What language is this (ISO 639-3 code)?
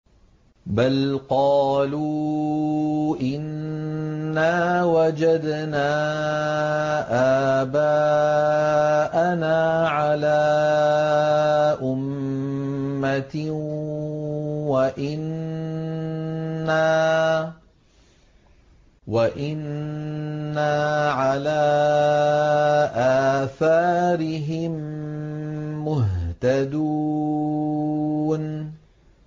ara